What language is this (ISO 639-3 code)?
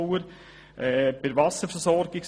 gsw